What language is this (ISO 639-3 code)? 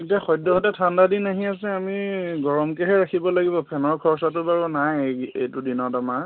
asm